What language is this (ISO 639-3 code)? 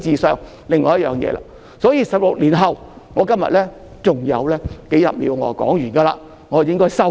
yue